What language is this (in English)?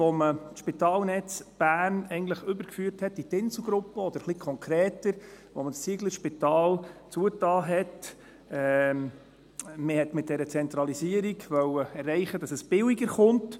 Swiss German